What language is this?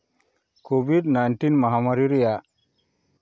Santali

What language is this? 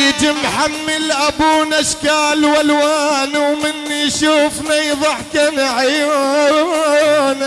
Arabic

